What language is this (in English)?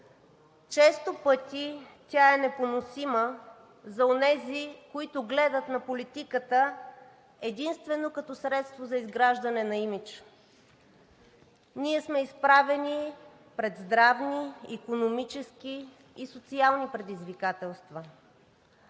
Bulgarian